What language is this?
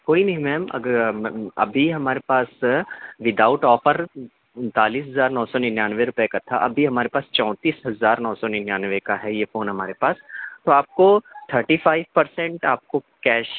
Urdu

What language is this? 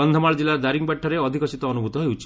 Odia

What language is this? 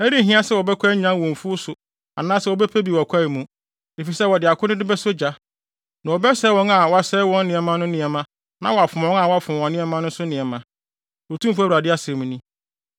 Akan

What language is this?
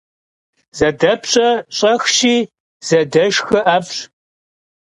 Kabardian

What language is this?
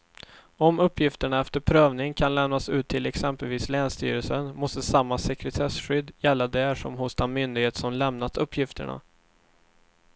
Swedish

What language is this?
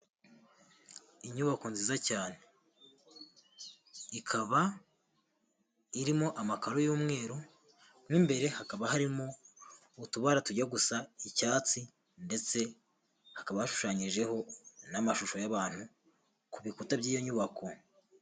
Kinyarwanda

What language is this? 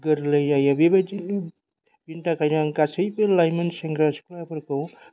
Bodo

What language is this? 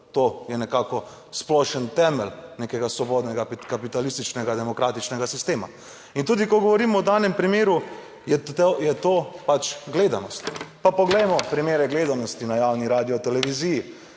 Slovenian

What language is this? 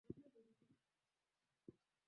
Swahili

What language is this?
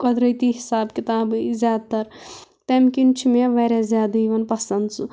Kashmiri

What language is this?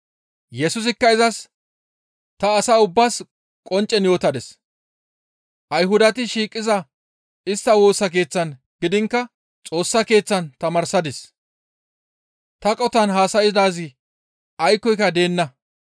Gamo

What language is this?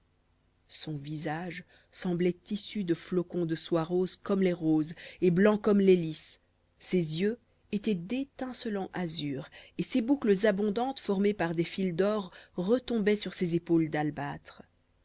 French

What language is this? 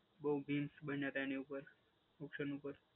Gujarati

